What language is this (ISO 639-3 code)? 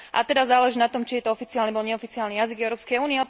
slk